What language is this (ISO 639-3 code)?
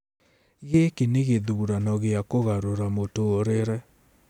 kik